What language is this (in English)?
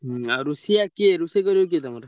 Odia